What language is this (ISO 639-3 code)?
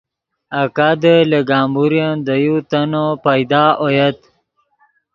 ydg